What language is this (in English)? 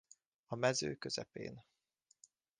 Hungarian